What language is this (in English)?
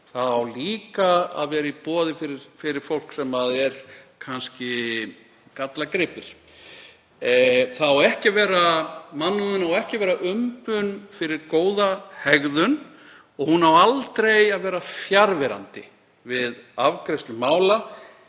Icelandic